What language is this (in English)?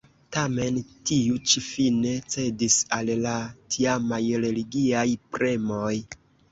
Esperanto